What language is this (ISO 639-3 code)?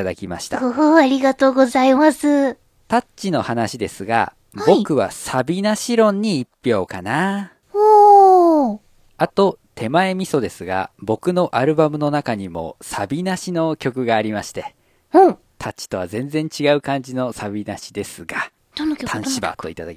jpn